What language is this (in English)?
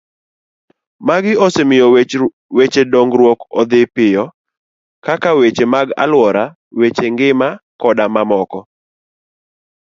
Luo (Kenya and Tanzania)